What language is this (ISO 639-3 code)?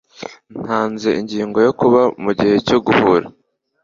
kin